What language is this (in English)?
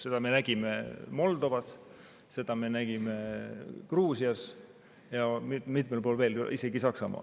Estonian